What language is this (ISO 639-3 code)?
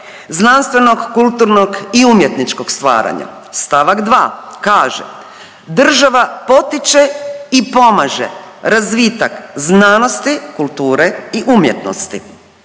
hrv